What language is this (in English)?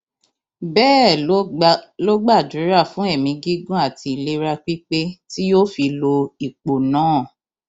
Yoruba